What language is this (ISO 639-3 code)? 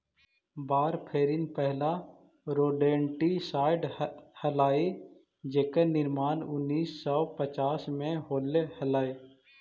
mag